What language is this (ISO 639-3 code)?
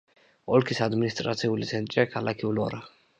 kat